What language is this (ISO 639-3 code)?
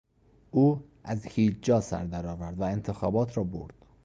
fas